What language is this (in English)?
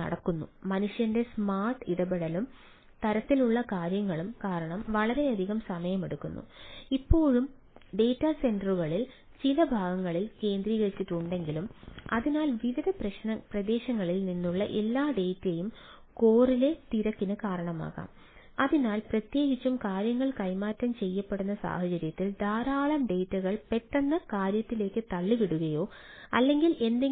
Malayalam